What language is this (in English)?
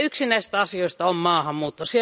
Finnish